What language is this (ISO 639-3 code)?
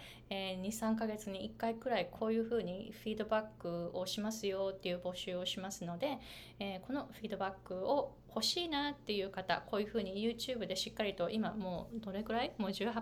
jpn